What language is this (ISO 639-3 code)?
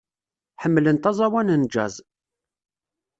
kab